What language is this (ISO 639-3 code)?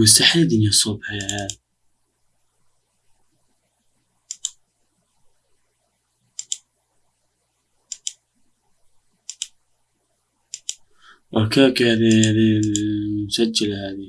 ara